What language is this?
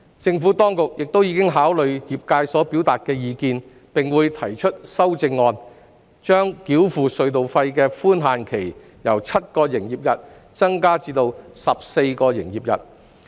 Cantonese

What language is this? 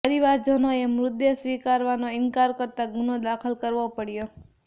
Gujarati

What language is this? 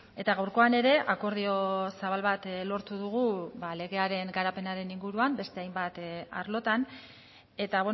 Basque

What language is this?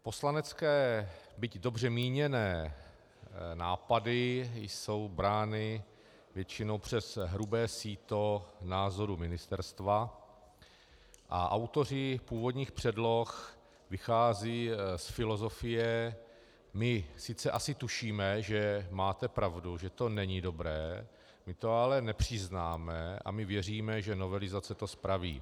Czech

